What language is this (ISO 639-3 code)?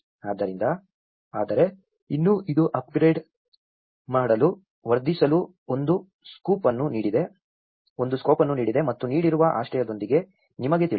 kan